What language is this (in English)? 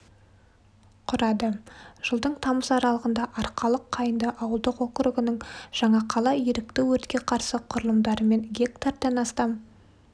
Kazakh